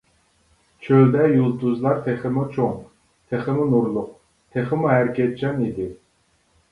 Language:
Uyghur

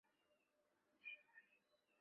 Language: Chinese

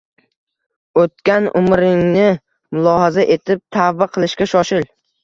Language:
Uzbek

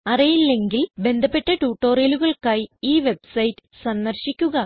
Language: Malayalam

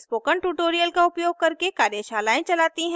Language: Hindi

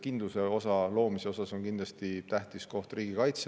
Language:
Estonian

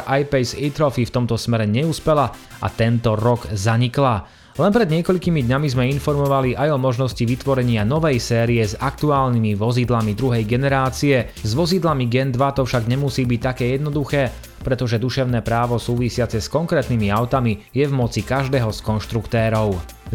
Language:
Slovak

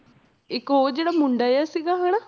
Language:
Punjabi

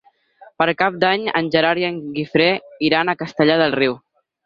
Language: Catalan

